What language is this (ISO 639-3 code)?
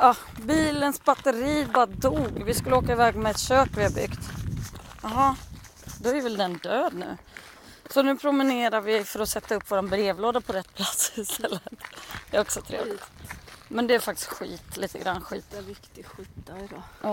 swe